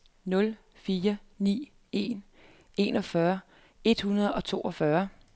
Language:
Danish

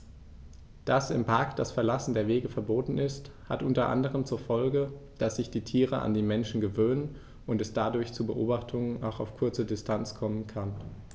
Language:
German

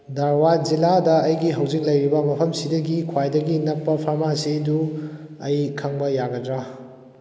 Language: Manipuri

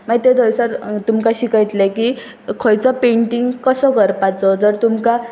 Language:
Konkani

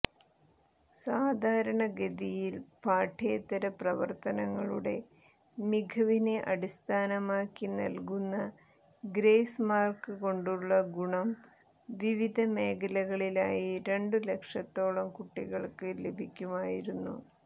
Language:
Malayalam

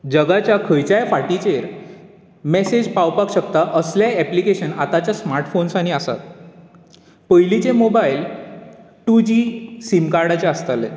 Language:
Konkani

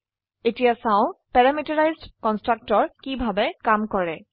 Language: Assamese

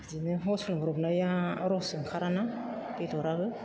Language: Bodo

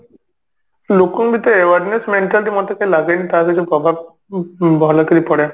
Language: Odia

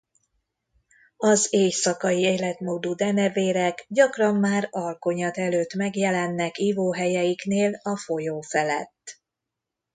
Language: Hungarian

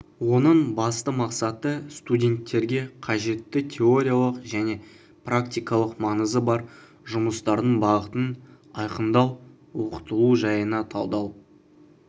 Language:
Kazakh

